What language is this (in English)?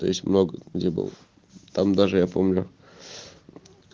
Russian